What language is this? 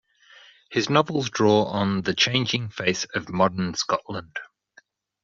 English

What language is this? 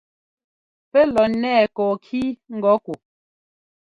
Ngomba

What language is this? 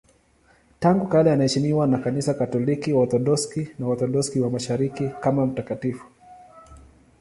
Swahili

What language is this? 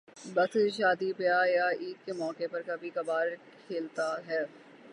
Urdu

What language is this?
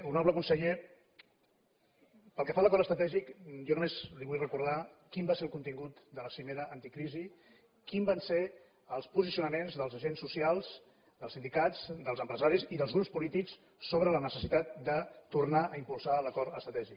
Catalan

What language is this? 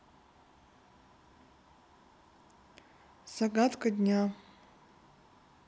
Russian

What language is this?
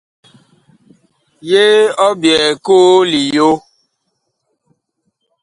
Bakoko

